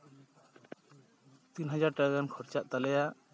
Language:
Santali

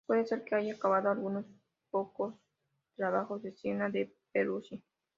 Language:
Spanish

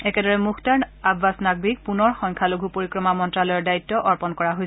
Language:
Assamese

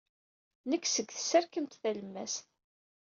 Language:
Kabyle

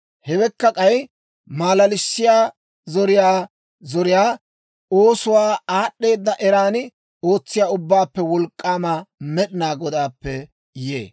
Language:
Dawro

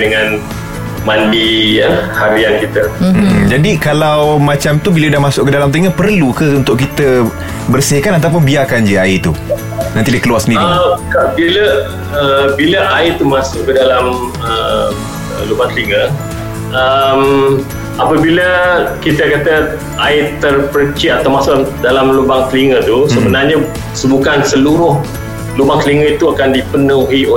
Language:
Malay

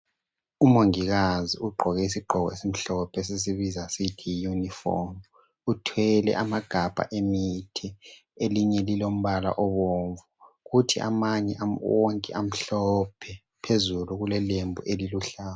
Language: North Ndebele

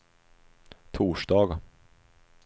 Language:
Swedish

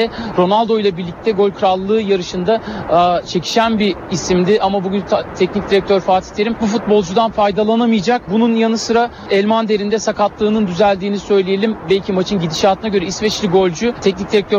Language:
Turkish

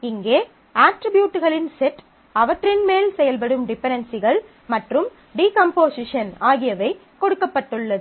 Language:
Tamil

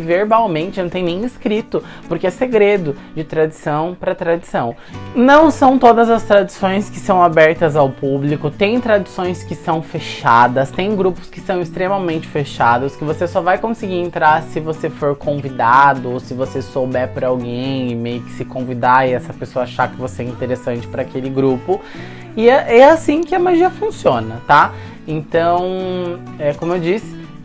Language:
Portuguese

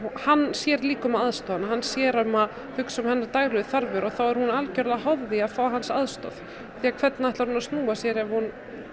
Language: Icelandic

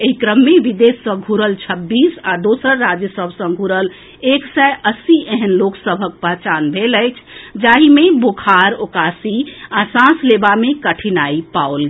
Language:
Maithili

